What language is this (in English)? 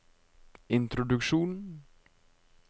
Norwegian